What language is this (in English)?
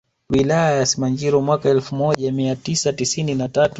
Swahili